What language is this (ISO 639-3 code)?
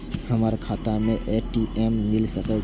mai